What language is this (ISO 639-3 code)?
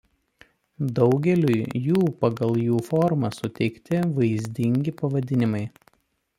lit